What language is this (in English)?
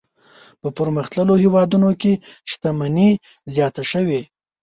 Pashto